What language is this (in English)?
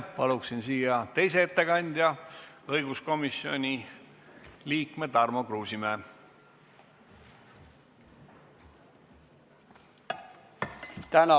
Estonian